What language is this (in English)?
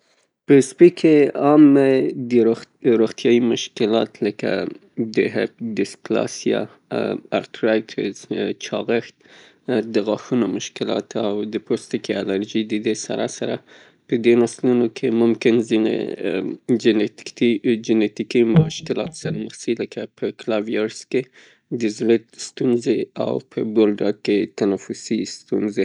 Pashto